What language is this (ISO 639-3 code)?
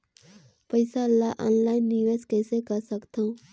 hne